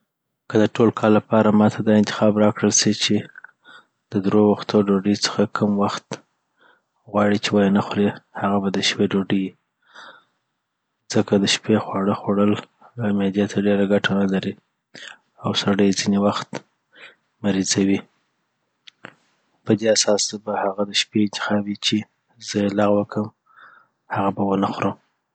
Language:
Southern Pashto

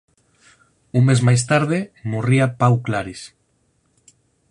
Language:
Galician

